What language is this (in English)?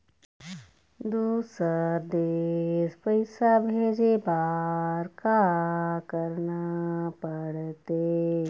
Chhattisgarhi